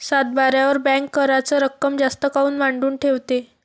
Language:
Marathi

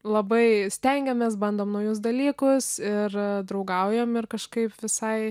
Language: Lithuanian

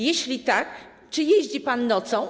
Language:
Polish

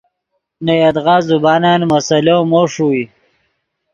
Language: Yidgha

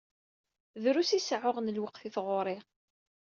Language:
Kabyle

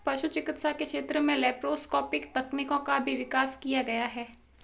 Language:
Hindi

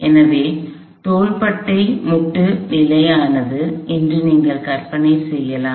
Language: Tamil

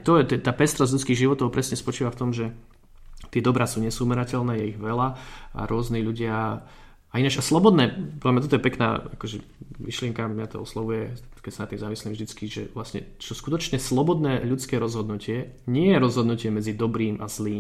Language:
Slovak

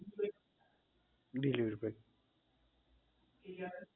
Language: Gujarati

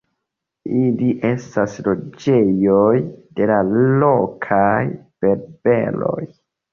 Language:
Esperanto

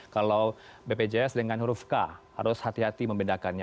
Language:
Indonesian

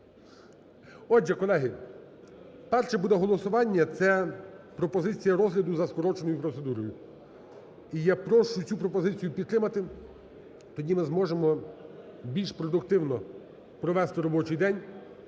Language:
Ukrainian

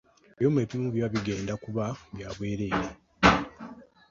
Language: Ganda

